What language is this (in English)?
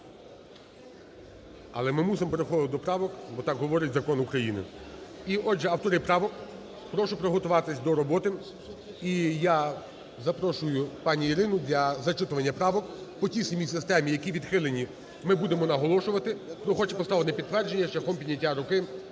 Ukrainian